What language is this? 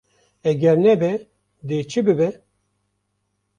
Kurdish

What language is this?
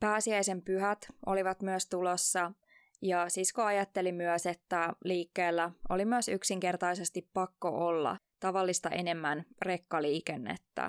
Finnish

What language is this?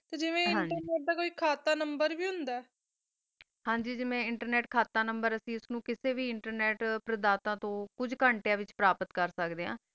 Punjabi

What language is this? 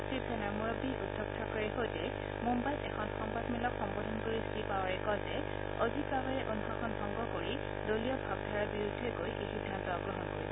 Assamese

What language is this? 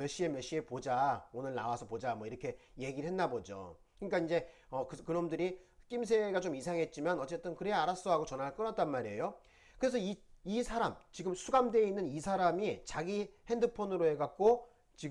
Korean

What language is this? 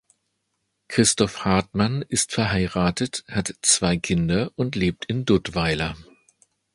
German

